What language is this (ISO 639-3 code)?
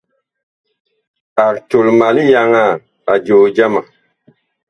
bkh